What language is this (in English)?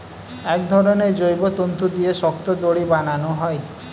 Bangla